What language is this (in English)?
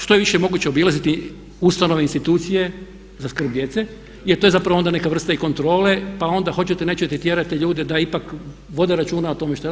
Croatian